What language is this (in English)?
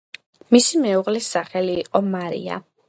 Georgian